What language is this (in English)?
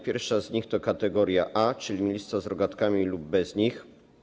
Polish